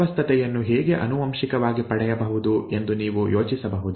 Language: Kannada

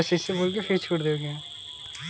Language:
Bhojpuri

